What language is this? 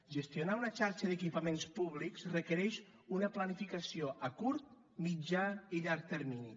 Catalan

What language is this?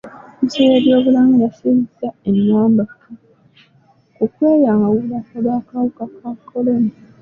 Ganda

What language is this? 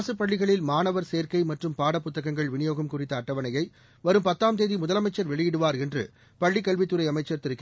Tamil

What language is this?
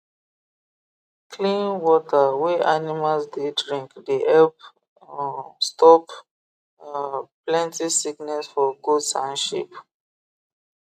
Nigerian Pidgin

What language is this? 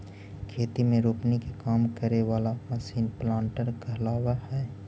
Magahi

